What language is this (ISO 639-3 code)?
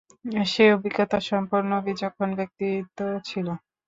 ben